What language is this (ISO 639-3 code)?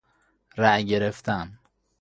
fas